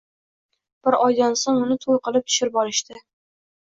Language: Uzbek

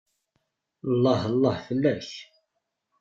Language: Kabyle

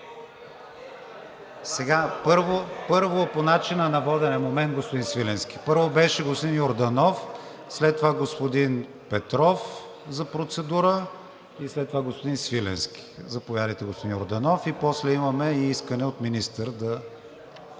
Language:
Bulgarian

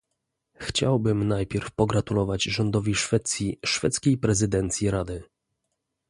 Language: Polish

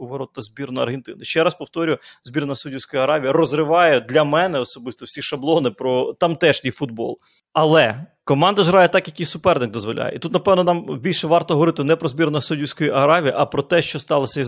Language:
Ukrainian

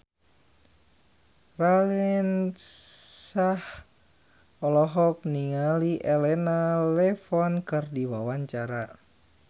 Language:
Sundanese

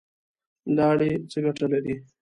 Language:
Pashto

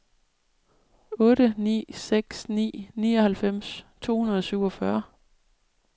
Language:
Danish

